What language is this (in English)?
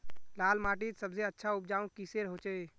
Magahi